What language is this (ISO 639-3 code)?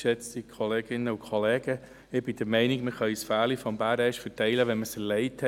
gsw